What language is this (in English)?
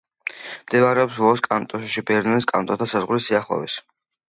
Georgian